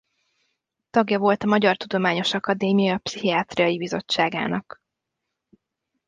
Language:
Hungarian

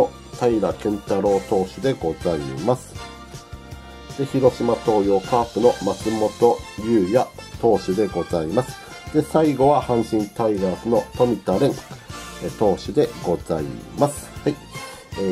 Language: Japanese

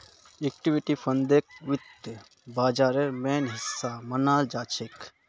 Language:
Magahi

